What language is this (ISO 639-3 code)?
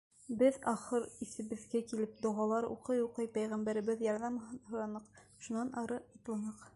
bak